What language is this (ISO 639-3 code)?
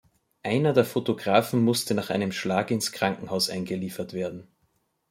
deu